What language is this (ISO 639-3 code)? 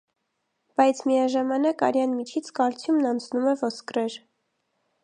hye